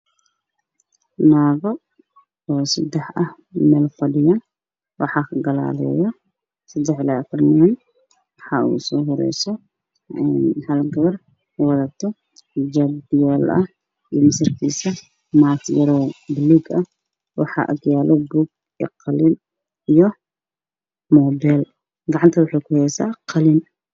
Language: Somali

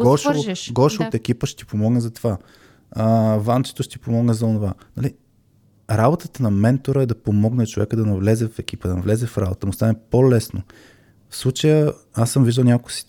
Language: Bulgarian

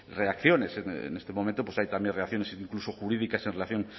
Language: Spanish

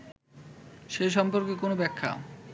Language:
Bangla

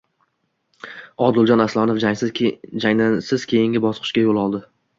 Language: Uzbek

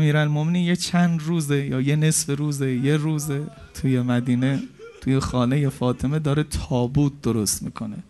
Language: Persian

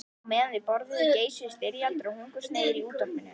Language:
Icelandic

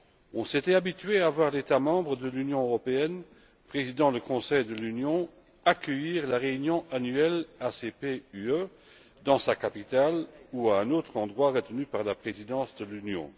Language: French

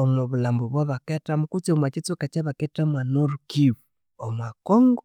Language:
Konzo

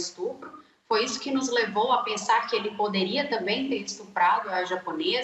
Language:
Portuguese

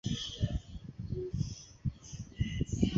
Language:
Chinese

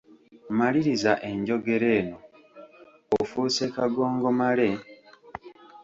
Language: Ganda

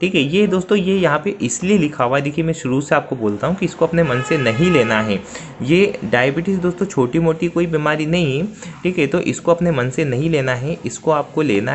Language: Hindi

